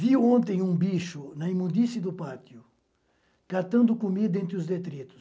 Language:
Portuguese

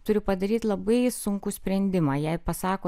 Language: Lithuanian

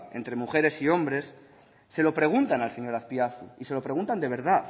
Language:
Spanish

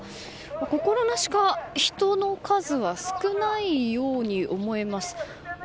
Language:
Japanese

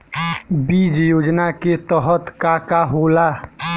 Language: Bhojpuri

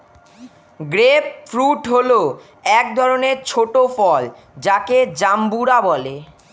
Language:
Bangla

